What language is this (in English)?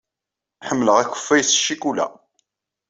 Kabyle